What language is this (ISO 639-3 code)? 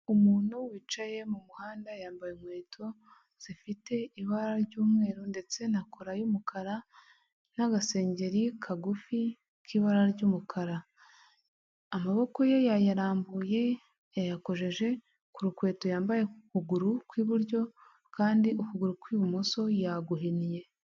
kin